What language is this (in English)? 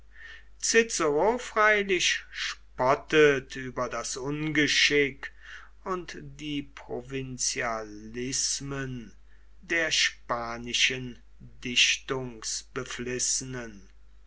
German